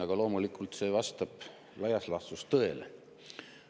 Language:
Estonian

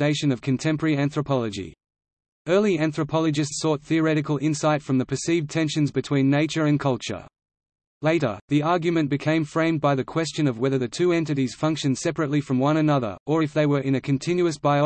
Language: English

